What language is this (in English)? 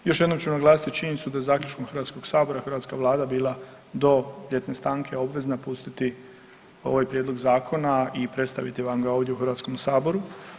Croatian